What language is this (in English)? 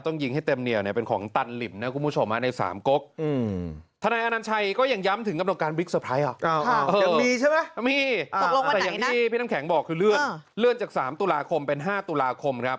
Thai